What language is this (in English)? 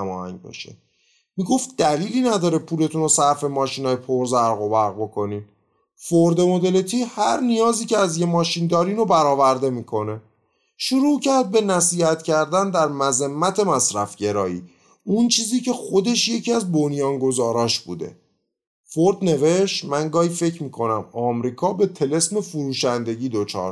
Persian